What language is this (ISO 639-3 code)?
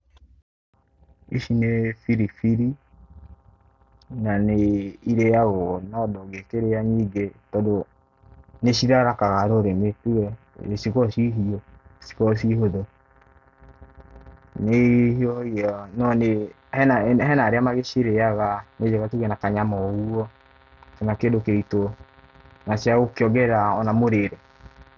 kik